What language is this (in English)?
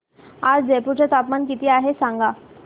Marathi